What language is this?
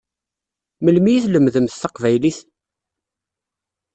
Kabyle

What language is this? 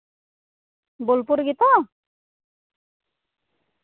Santali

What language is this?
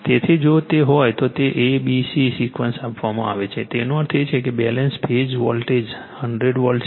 Gujarati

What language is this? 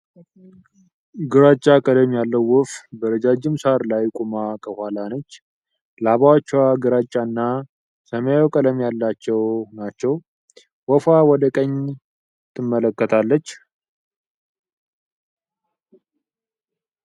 Amharic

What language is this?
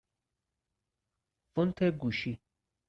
Persian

